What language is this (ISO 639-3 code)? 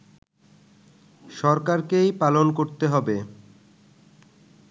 ben